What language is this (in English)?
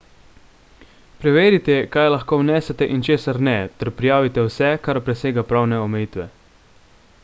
Slovenian